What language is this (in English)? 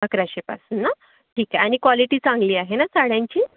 Marathi